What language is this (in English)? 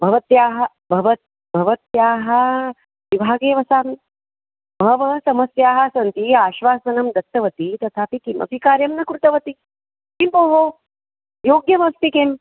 Sanskrit